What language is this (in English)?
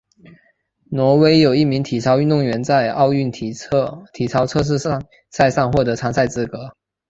Chinese